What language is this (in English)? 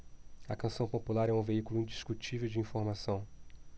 Portuguese